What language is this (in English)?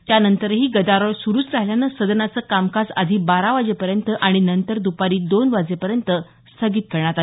Marathi